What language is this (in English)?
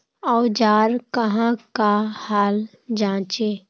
Magahi